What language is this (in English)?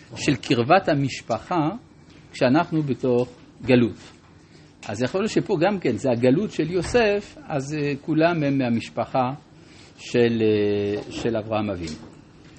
Hebrew